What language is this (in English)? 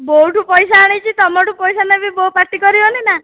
Odia